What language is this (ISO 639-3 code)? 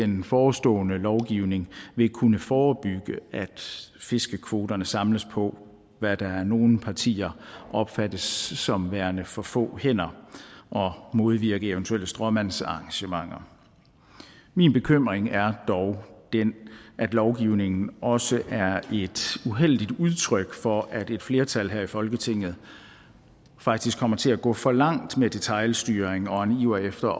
dan